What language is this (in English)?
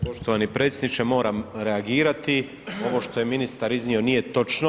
Croatian